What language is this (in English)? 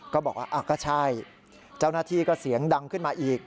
Thai